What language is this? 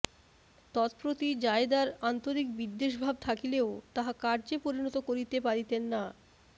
Bangla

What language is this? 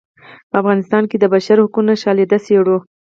Pashto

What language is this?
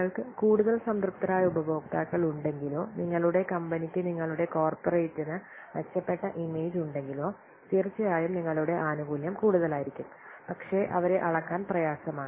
Malayalam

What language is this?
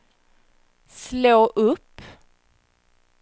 Swedish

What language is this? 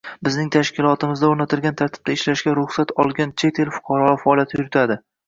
Uzbek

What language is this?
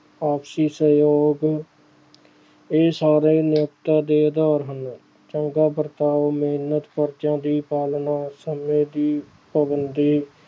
Punjabi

